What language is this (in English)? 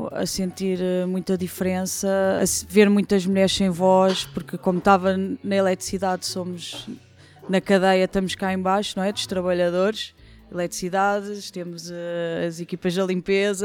Portuguese